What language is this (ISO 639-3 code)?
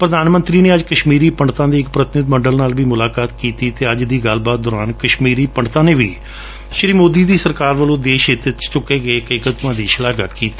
pan